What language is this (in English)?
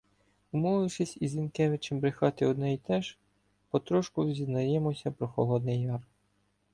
Ukrainian